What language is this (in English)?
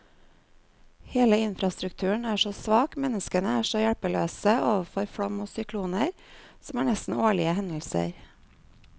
Norwegian